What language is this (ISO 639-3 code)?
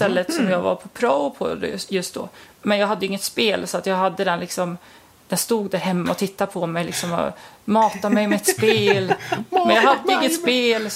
swe